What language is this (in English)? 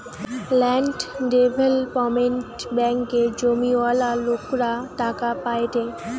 Bangla